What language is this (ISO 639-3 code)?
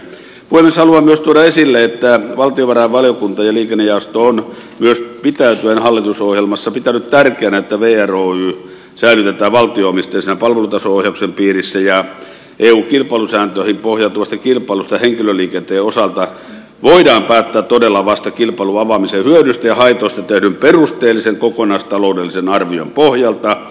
fin